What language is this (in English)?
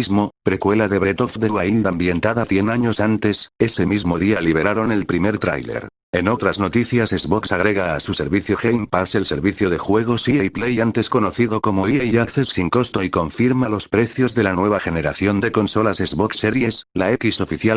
Spanish